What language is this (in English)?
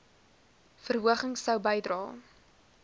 Afrikaans